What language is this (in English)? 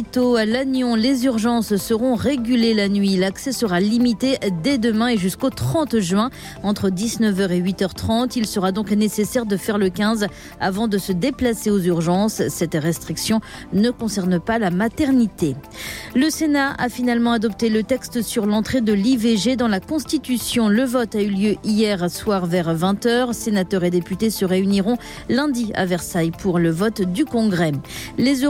French